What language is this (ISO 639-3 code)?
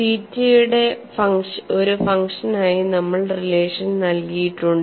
mal